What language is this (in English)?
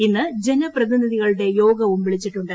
Malayalam